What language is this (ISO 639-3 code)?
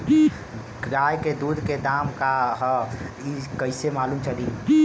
bho